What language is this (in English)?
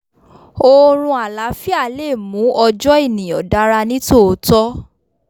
Yoruba